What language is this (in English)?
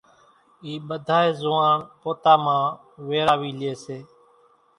Kachi Koli